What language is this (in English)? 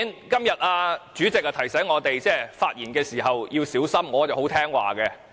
Cantonese